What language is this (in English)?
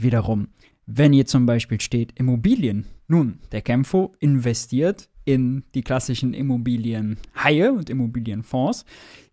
German